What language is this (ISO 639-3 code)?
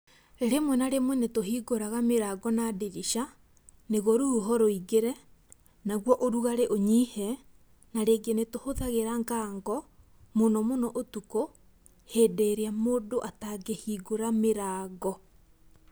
kik